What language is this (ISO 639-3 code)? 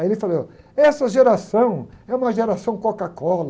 por